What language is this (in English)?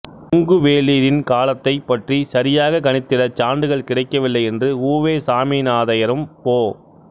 Tamil